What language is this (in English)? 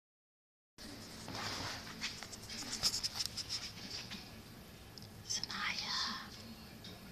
English